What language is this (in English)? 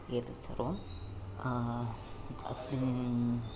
Sanskrit